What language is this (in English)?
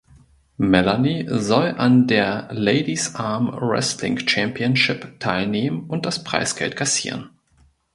German